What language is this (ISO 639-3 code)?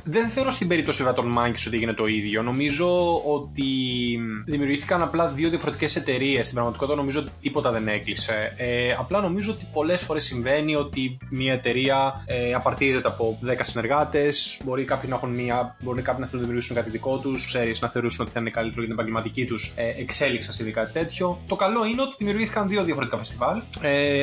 ell